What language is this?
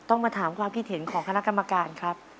Thai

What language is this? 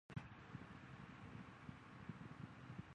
Chinese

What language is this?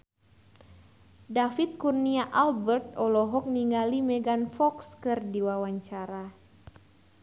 Sundanese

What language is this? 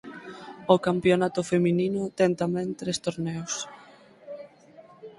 Galician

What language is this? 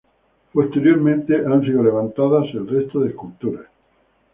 Spanish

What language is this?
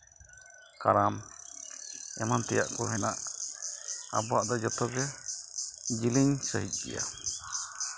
Santali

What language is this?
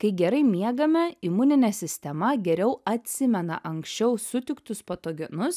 Lithuanian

